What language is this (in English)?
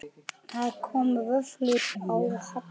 Icelandic